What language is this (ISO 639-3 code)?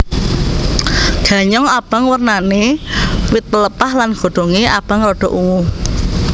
jav